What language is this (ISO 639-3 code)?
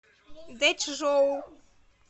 rus